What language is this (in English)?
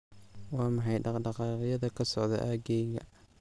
Somali